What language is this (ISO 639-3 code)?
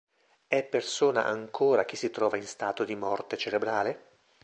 ita